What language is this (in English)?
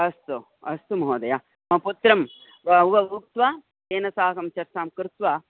Sanskrit